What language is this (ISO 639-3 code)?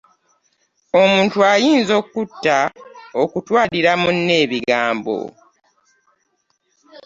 lug